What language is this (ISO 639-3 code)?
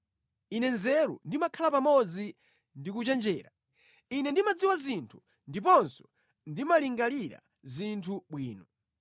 nya